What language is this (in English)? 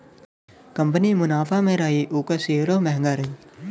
Bhojpuri